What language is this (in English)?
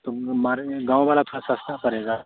Hindi